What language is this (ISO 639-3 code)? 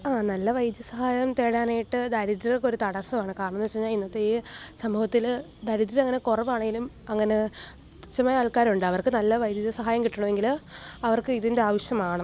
mal